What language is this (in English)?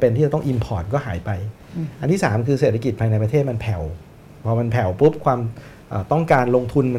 Thai